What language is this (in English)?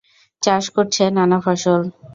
Bangla